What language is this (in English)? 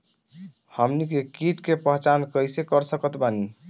Bhojpuri